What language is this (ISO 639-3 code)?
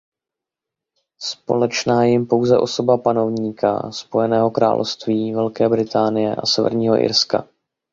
ces